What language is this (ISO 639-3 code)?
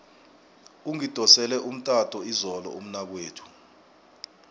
nbl